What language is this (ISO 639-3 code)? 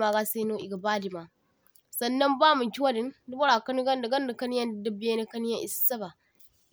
dje